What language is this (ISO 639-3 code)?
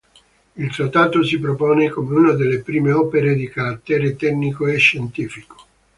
ita